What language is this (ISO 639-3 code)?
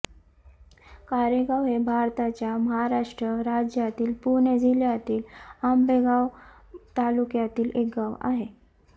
mar